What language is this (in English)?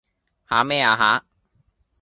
Cantonese